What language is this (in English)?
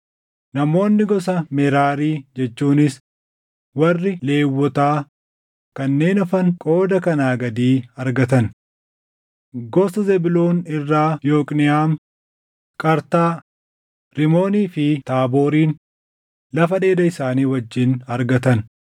Oromo